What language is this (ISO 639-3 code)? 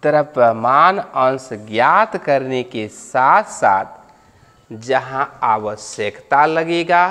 hin